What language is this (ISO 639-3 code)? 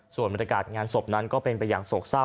tha